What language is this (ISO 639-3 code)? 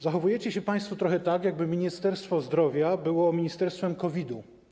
pol